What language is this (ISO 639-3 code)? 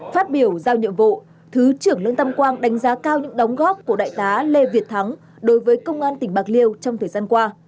vie